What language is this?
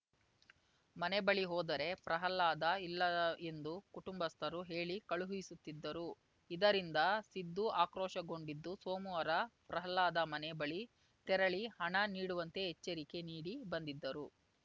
Kannada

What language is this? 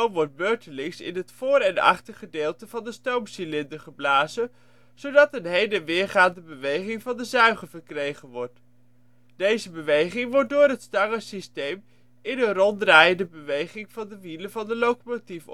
Dutch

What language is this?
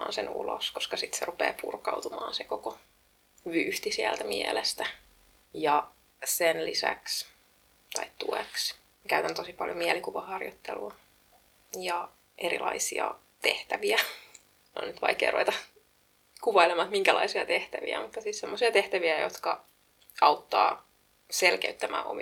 Finnish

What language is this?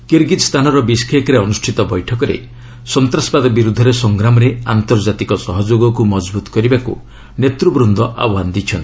Odia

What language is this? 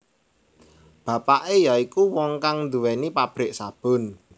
Javanese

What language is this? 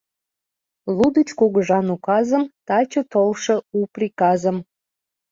Mari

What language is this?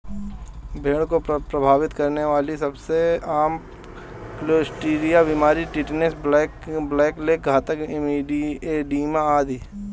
Hindi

